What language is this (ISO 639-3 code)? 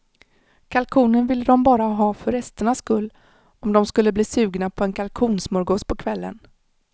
swe